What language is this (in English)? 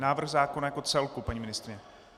Czech